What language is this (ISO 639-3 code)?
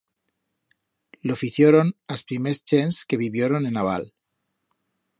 arg